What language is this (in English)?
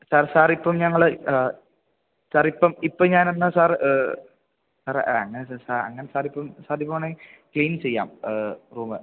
Malayalam